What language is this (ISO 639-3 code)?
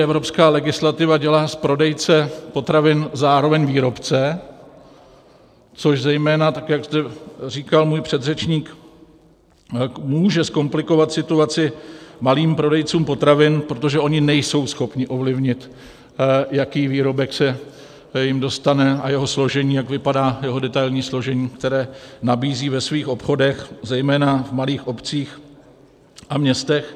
ces